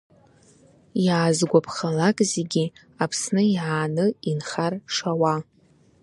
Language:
Abkhazian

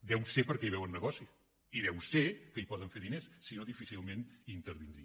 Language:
Catalan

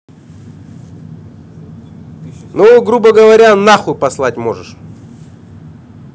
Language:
Russian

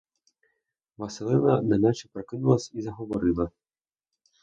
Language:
Ukrainian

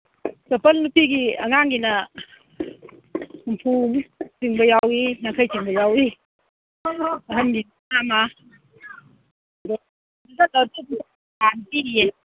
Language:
Manipuri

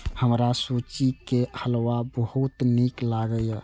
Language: Maithili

